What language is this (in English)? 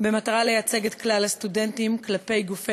Hebrew